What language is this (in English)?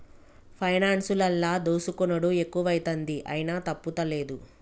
Telugu